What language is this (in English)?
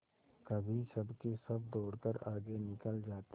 Hindi